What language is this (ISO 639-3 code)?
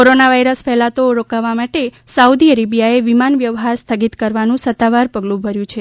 guj